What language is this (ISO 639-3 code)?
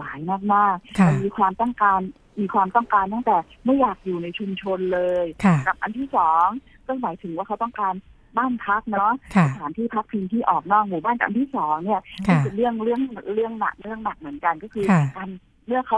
tha